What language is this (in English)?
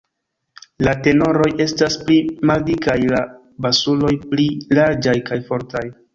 Esperanto